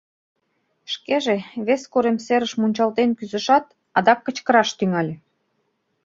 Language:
Mari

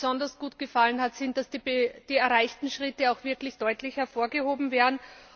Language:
German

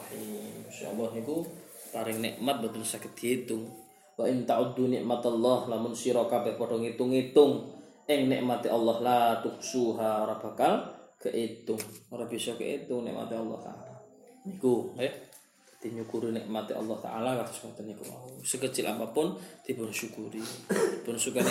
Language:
Malay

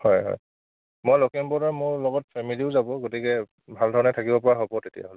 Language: Assamese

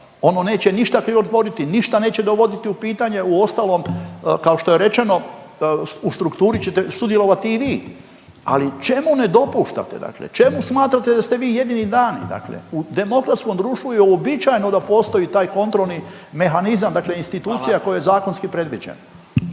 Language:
Croatian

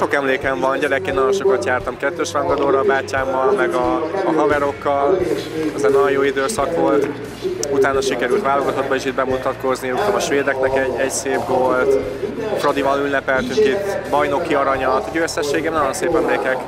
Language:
Hungarian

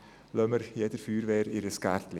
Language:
Swiss German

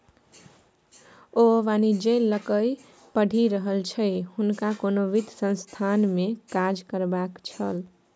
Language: Maithili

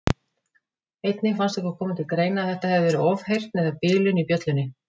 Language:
Icelandic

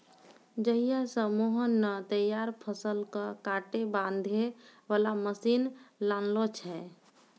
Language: Maithili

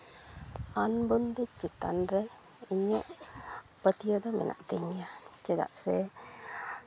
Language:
Santali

